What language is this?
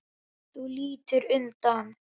Icelandic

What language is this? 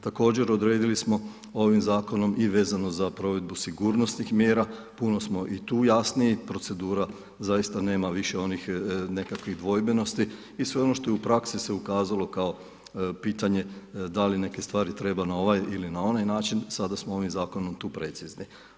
Croatian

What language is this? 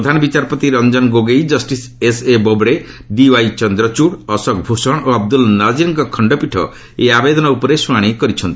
Odia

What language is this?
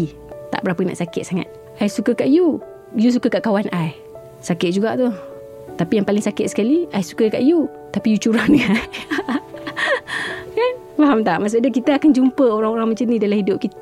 Malay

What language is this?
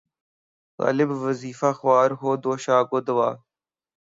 Urdu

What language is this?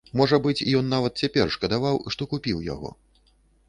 Belarusian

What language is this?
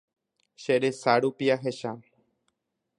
Guarani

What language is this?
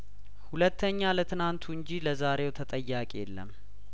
Amharic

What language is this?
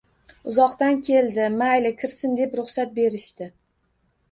Uzbek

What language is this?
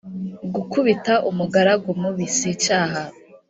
Kinyarwanda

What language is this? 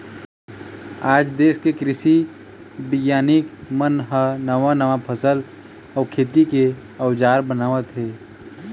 Chhattisgarhi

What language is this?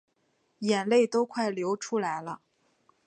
Chinese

